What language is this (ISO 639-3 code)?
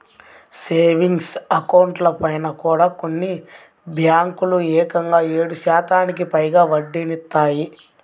tel